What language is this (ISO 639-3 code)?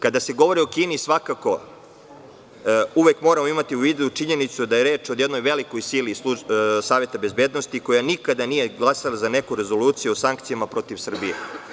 srp